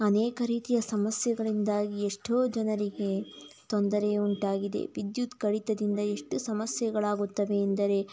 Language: Kannada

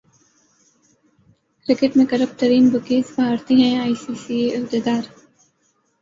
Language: Urdu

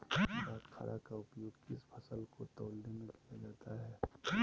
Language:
Magahi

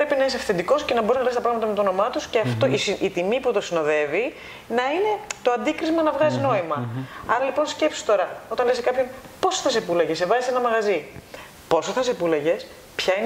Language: Greek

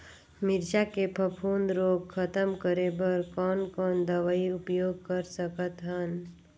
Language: Chhattisgarhi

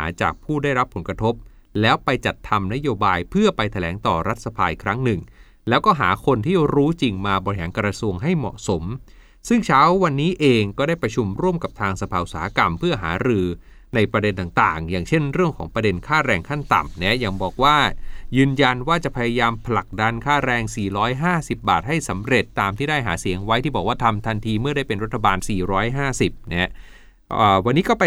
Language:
Thai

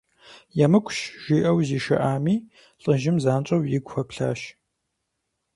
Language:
Kabardian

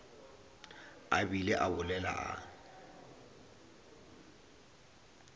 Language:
Northern Sotho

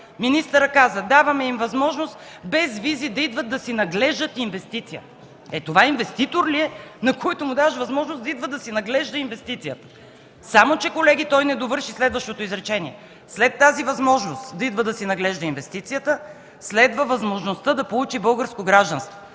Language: Bulgarian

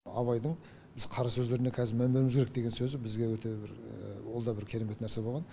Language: Kazakh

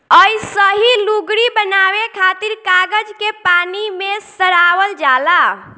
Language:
Bhojpuri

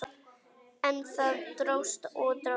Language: Icelandic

